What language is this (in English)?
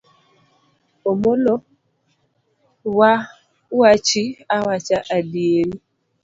Luo (Kenya and Tanzania)